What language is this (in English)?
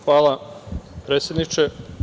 Serbian